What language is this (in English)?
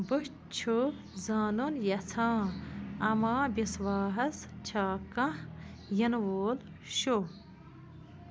Kashmiri